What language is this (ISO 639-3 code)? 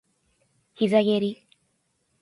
jpn